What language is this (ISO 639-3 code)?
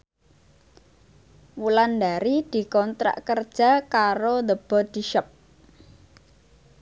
jav